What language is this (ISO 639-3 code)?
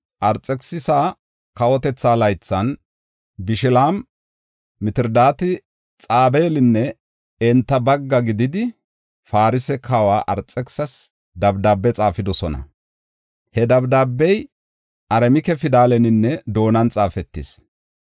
gof